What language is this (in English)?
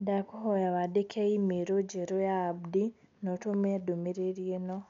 Kikuyu